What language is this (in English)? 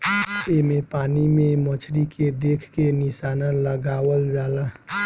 Bhojpuri